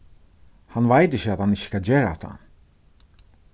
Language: Faroese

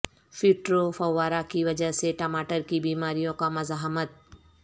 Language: Urdu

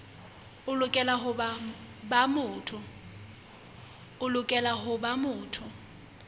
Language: Southern Sotho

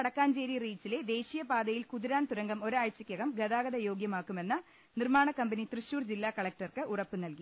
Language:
Malayalam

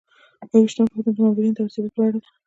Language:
Pashto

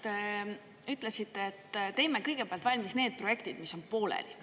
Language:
Estonian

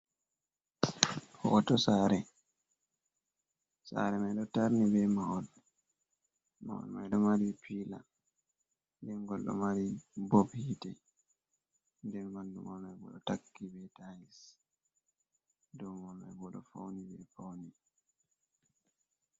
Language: Fula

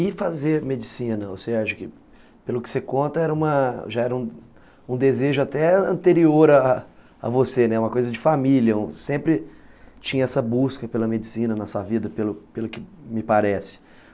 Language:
Portuguese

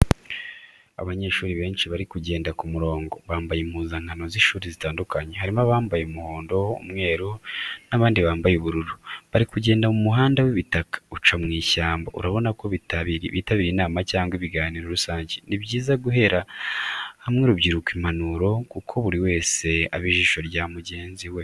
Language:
Kinyarwanda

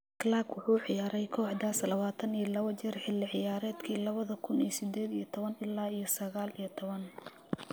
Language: Somali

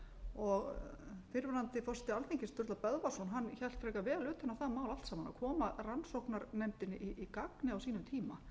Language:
Icelandic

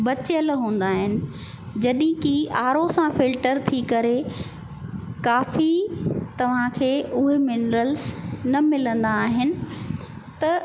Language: Sindhi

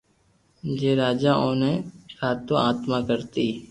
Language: Loarki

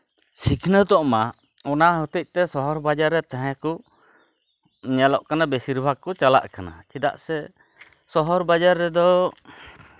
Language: Santali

